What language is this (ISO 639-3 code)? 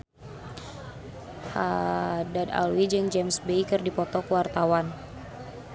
sun